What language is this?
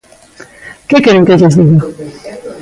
Galician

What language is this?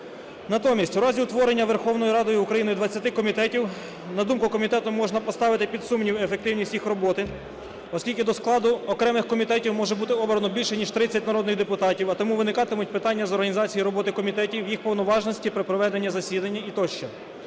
Ukrainian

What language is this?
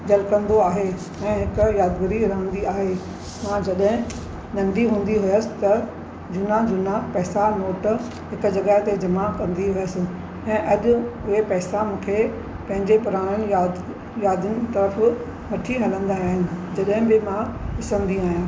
Sindhi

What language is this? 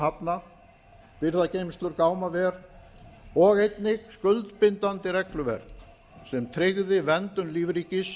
Icelandic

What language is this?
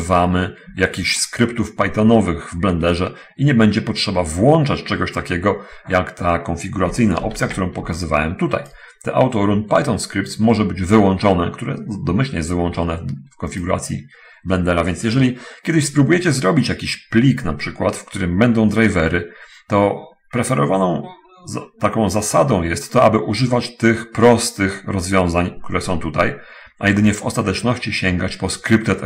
Polish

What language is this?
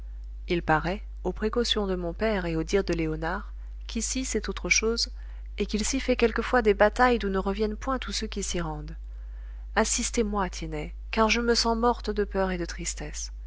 French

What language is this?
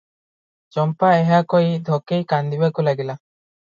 Odia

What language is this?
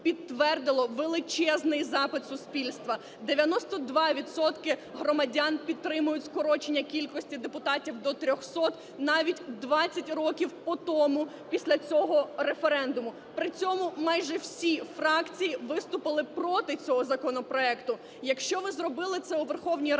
Ukrainian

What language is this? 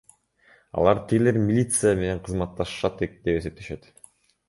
Kyrgyz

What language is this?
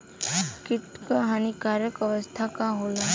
Bhojpuri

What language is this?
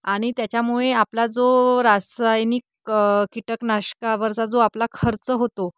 Marathi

